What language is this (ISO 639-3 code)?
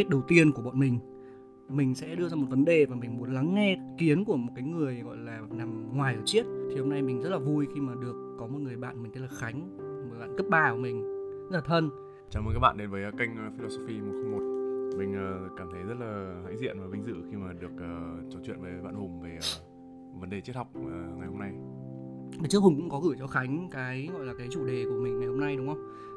vie